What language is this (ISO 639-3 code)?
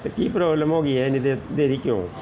pan